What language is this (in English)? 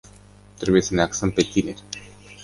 Romanian